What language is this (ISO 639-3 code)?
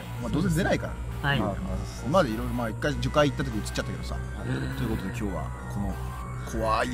jpn